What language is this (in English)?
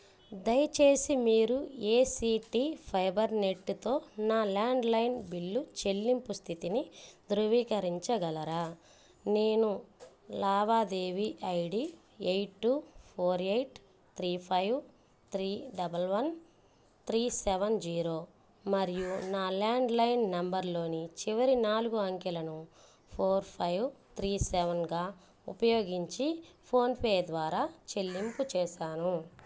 Telugu